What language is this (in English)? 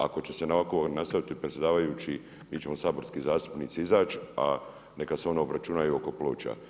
Croatian